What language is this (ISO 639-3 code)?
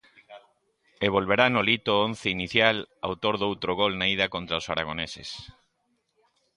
glg